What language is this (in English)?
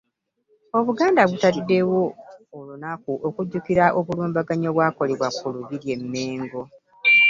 Ganda